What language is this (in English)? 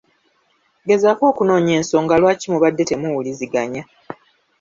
Ganda